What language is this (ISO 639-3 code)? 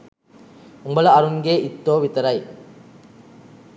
sin